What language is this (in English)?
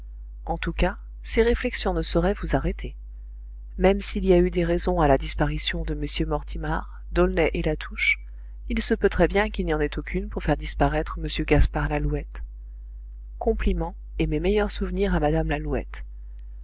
French